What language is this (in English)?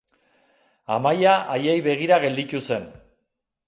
Basque